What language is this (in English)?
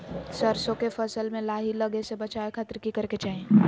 Magahi